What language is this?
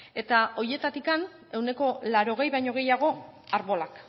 Basque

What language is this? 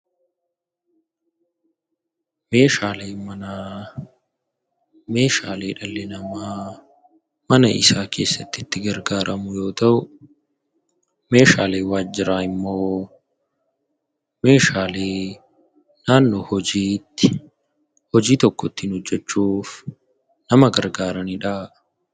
Oromo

